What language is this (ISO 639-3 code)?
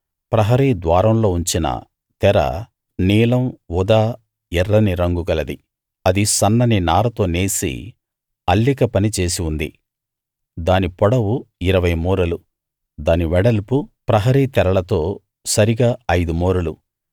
tel